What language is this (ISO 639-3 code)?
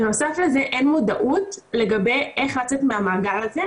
heb